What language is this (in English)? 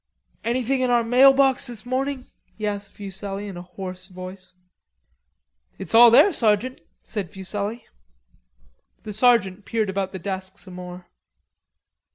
English